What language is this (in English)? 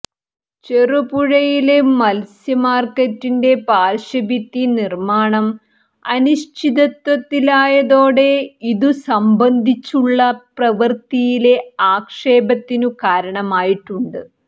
Malayalam